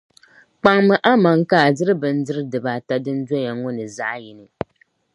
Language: Dagbani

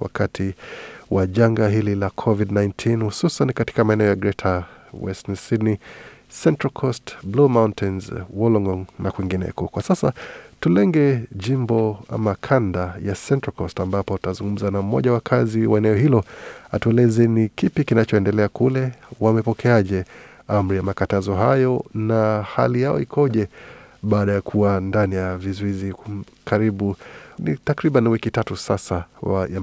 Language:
Swahili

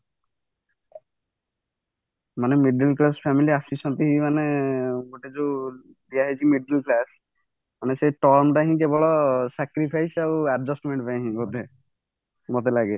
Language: Odia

